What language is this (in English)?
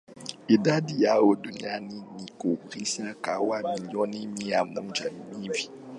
Swahili